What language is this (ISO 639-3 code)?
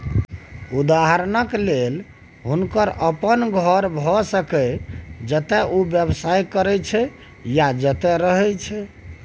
mai